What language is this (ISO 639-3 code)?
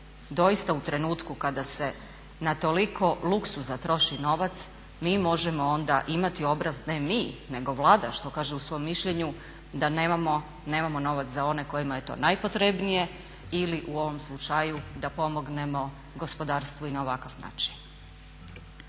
hrv